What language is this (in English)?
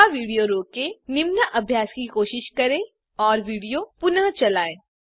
Hindi